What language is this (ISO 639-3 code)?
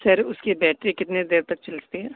urd